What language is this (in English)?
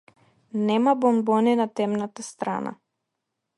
Macedonian